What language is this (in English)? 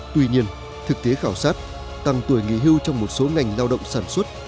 Vietnamese